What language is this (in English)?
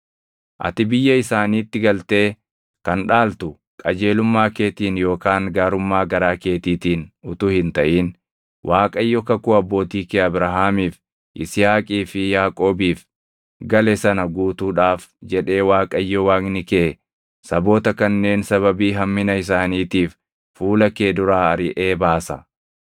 Oromo